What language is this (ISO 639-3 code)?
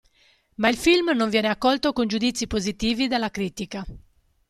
ita